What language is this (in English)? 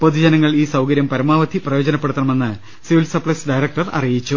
Malayalam